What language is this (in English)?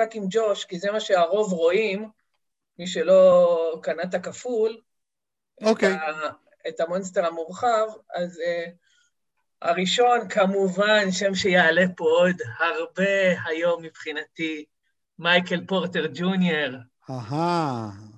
Hebrew